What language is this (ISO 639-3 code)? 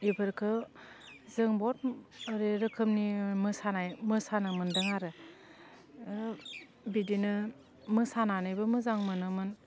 brx